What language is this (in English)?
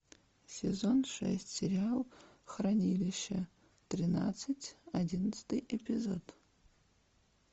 Russian